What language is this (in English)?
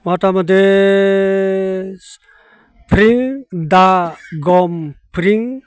Bodo